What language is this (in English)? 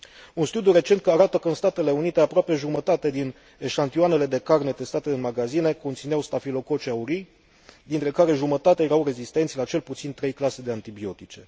Romanian